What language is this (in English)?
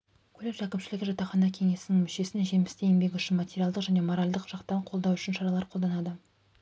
Kazakh